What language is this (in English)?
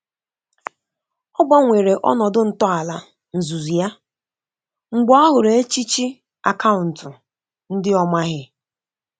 Igbo